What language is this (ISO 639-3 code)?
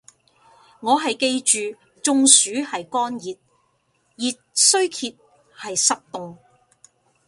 yue